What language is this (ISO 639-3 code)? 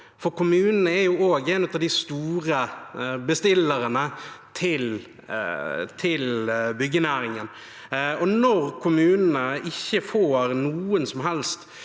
nor